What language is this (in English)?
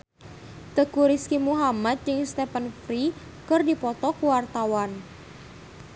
Sundanese